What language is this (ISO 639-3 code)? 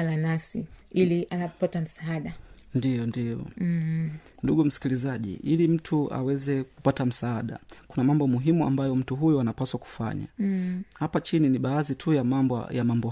swa